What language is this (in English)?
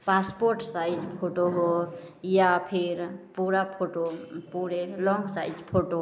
Maithili